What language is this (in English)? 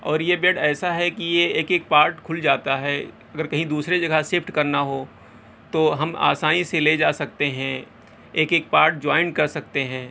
Urdu